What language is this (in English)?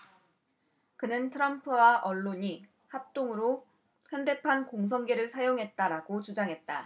Korean